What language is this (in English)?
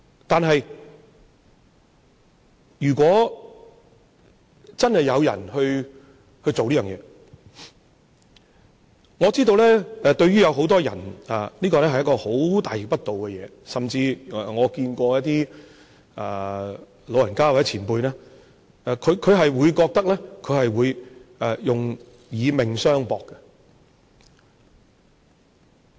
Cantonese